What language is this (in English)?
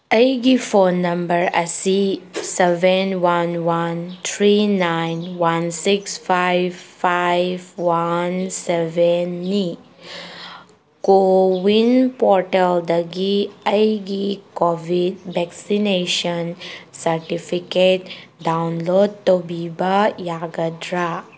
Manipuri